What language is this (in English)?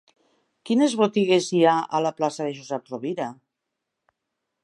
Catalan